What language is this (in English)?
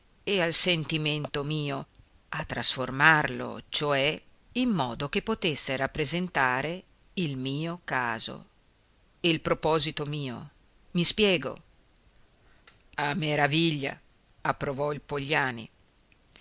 Italian